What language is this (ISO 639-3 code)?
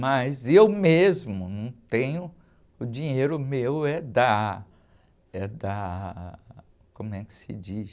por